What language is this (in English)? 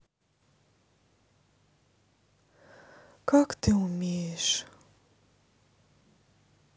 Russian